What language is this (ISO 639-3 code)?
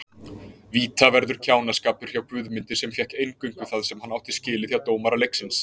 isl